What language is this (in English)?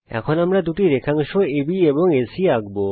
Bangla